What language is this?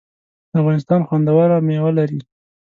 Pashto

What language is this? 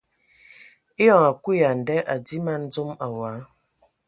Ewondo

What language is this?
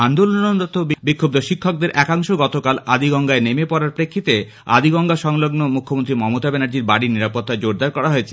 Bangla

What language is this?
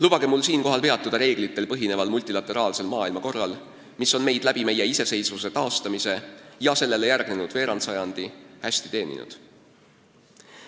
Estonian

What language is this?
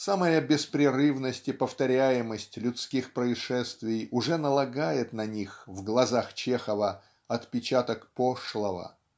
Russian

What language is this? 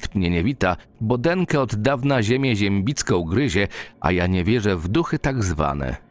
Polish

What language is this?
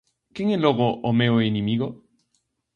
Galician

